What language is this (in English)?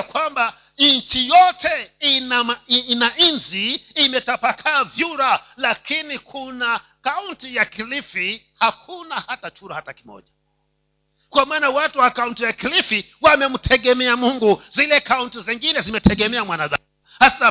Swahili